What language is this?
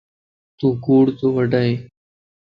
Lasi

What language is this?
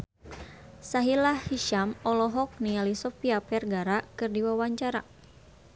Sundanese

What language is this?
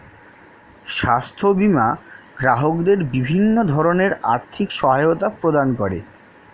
Bangla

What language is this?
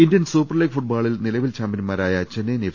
Malayalam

